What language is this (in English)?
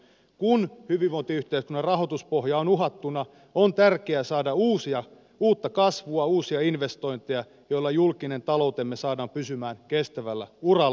Finnish